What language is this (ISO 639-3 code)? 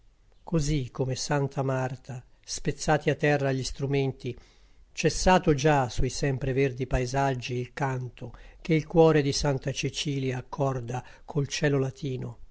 ita